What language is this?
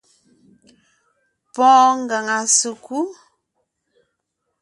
Ngiemboon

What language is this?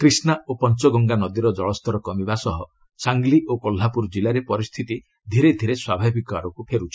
Odia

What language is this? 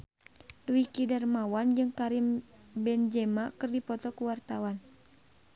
Sundanese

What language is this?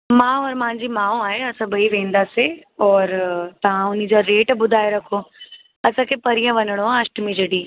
Sindhi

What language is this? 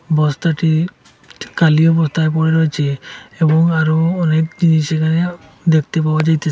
Bangla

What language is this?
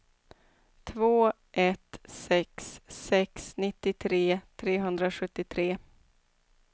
Swedish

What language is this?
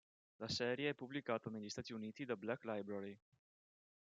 Italian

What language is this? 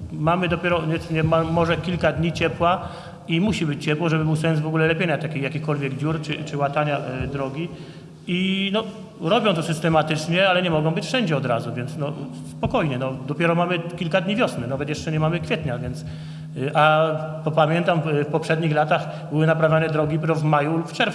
Polish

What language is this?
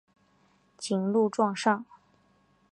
Chinese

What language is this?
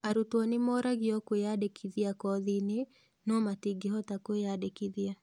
Kikuyu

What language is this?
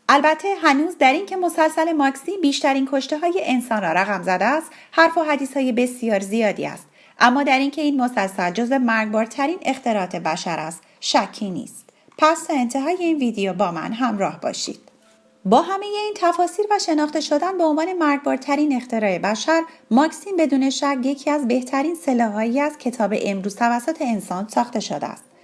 Persian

